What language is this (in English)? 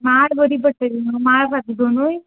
Konkani